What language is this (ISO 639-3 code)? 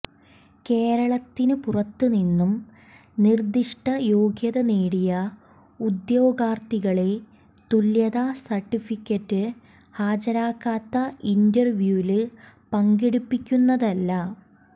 mal